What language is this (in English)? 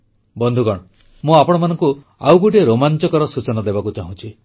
Odia